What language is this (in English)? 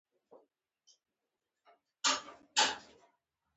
Pashto